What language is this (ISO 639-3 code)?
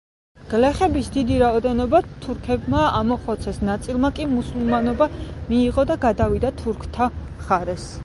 kat